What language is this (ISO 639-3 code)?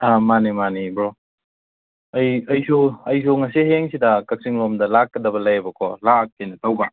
mni